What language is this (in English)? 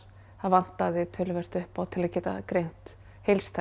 Icelandic